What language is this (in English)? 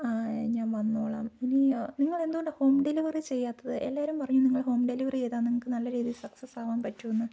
Malayalam